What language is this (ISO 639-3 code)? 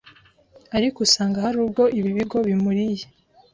kin